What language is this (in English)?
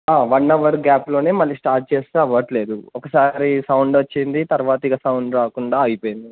Telugu